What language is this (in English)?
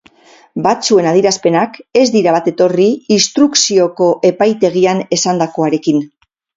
Basque